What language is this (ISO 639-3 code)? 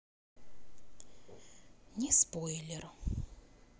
rus